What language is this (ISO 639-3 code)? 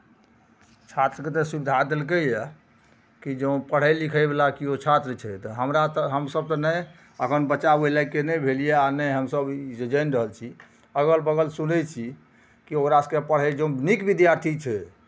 mai